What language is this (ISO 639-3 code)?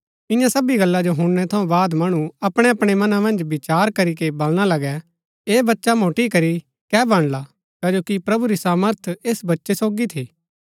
gbk